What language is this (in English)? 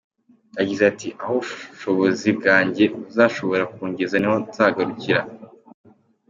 Kinyarwanda